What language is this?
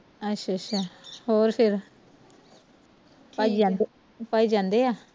Punjabi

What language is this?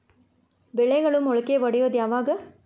Kannada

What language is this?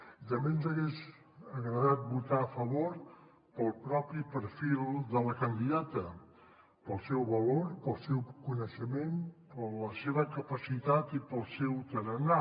Catalan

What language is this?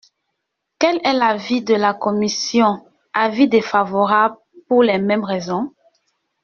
French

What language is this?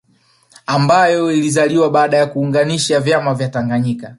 Swahili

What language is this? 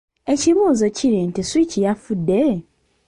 Ganda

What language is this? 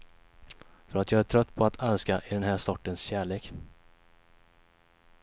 Swedish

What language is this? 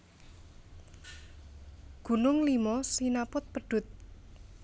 Javanese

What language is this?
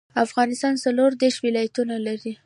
Pashto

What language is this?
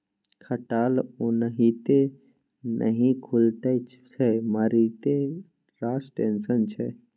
Maithili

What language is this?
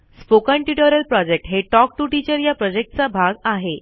Marathi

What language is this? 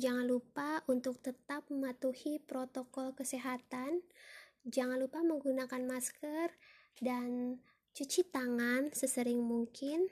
Indonesian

